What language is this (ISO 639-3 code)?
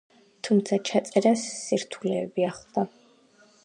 kat